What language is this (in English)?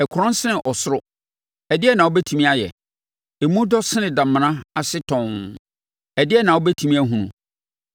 Akan